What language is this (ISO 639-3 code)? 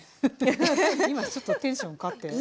jpn